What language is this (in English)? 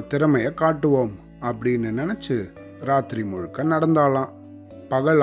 Tamil